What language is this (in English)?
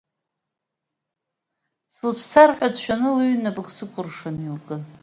Abkhazian